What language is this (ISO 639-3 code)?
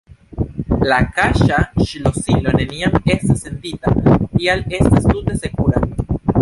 epo